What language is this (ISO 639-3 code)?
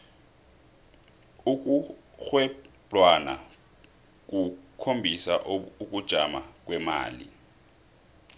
nbl